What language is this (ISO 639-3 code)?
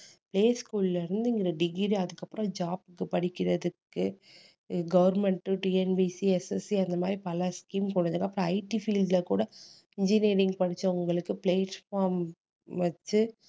tam